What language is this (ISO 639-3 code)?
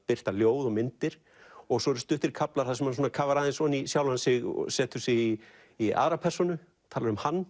isl